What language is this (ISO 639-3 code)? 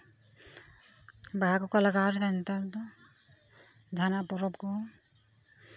sat